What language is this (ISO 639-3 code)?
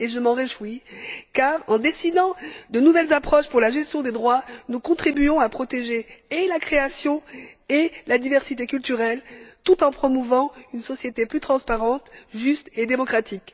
fra